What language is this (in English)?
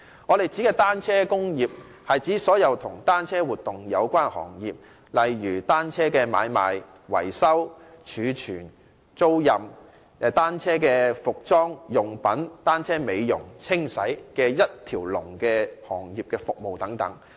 Cantonese